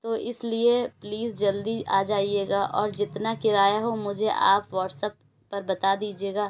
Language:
Urdu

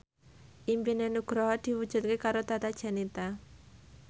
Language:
Javanese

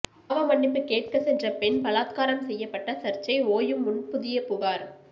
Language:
Tamil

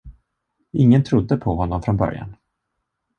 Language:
Swedish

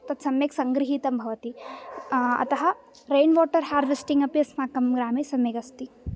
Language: Sanskrit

